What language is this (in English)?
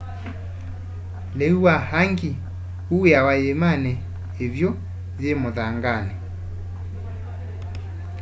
Kamba